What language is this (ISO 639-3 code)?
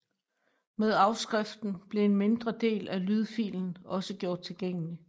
dan